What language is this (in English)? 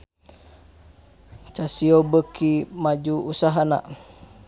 Sundanese